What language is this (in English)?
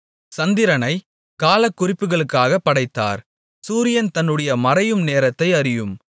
Tamil